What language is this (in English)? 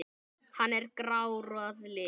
Icelandic